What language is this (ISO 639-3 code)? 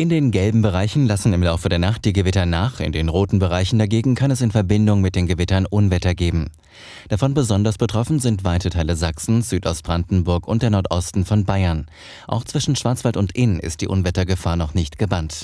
deu